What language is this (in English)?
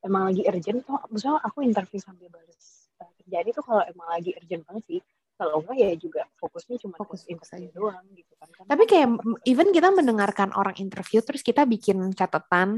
Indonesian